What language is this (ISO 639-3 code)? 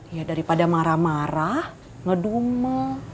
ind